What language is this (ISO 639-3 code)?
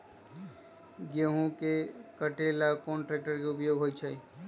mag